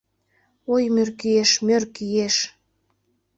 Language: Mari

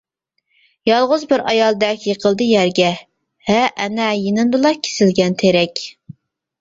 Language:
Uyghur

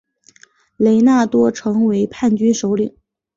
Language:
Chinese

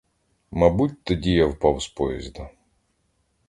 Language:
Ukrainian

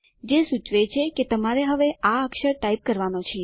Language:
Gujarati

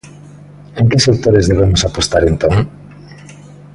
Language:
Galician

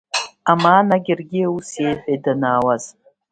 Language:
Abkhazian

